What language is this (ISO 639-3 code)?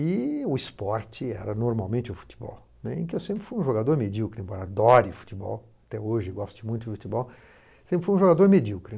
por